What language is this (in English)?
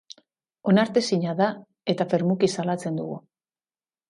Basque